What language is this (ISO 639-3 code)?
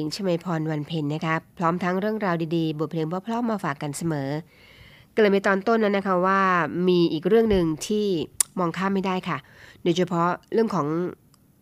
tha